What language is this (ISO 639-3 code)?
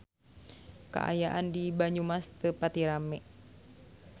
sun